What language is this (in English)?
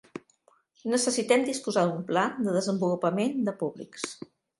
Catalan